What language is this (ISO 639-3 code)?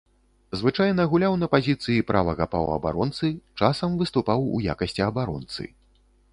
bel